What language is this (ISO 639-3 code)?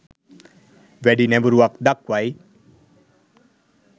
sin